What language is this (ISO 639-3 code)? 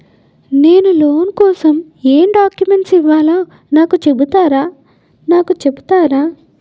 tel